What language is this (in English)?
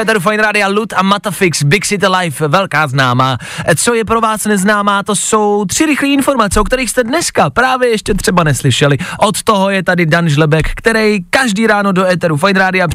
Czech